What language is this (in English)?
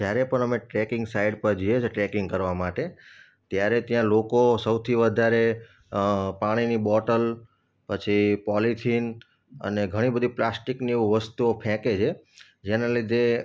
Gujarati